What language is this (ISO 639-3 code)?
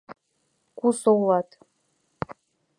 chm